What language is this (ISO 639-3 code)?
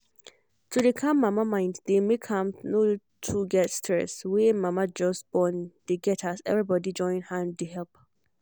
pcm